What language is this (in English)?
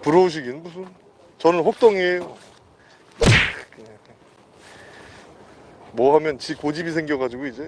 Korean